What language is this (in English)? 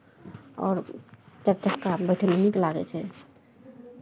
Maithili